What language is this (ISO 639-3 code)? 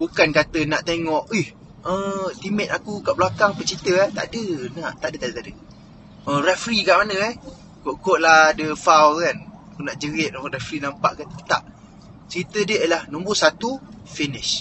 msa